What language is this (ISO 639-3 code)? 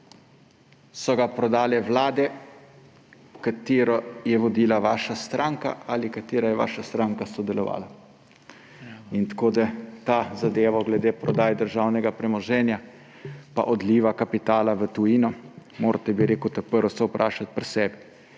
slv